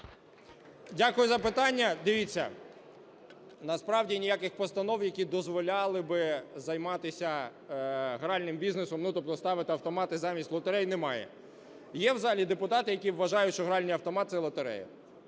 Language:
Ukrainian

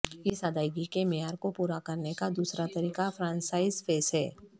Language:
Urdu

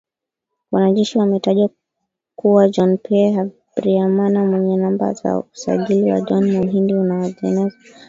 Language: Swahili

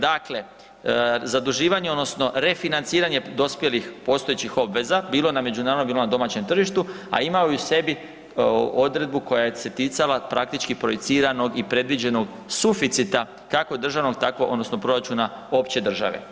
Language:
Croatian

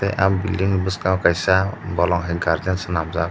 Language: Kok Borok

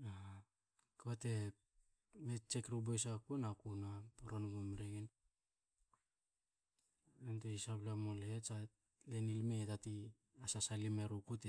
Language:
Hakö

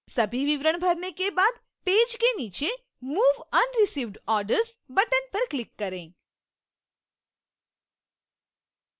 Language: Hindi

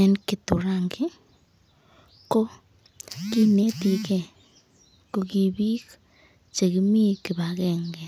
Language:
Kalenjin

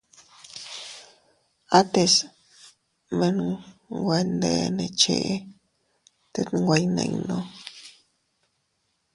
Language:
Teutila Cuicatec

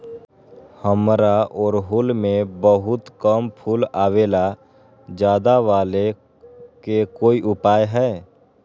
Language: Magahi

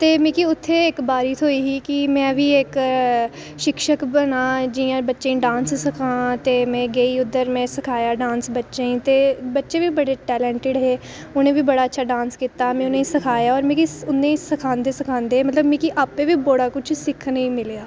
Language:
Dogri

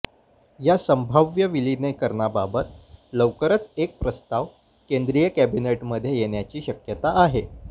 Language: Marathi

